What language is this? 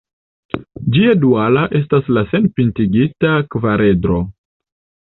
Esperanto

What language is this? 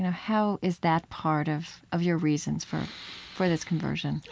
English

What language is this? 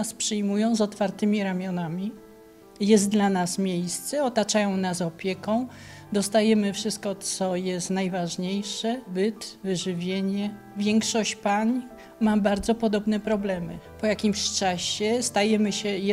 Polish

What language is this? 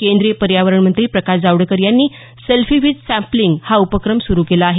Marathi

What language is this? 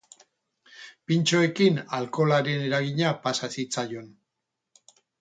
Basque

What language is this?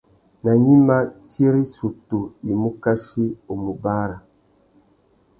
Tuki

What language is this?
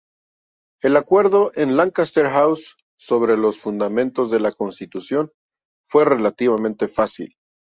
Spanish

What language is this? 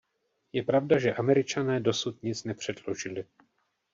Czech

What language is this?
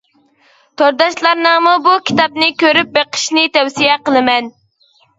Uyghur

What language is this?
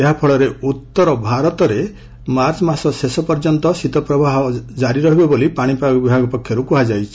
Odia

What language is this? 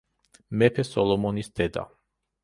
Georgian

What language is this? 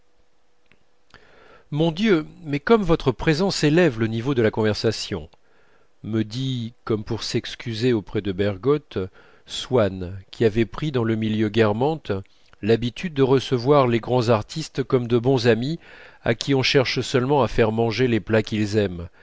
French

